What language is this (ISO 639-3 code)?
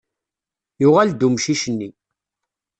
kab